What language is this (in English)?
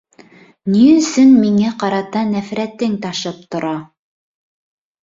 Bashkir